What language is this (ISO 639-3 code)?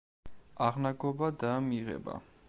kat